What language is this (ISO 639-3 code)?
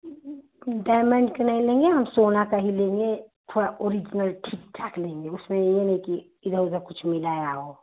hin